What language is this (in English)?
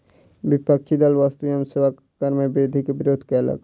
Maithili